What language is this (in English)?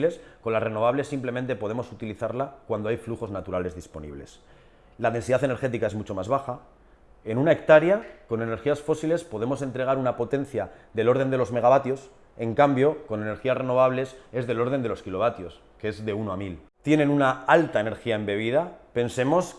Spanish